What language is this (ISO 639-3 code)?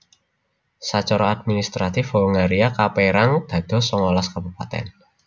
jav